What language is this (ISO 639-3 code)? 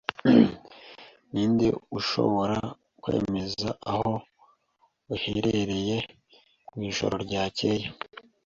kin